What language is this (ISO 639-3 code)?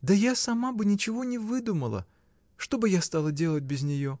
rus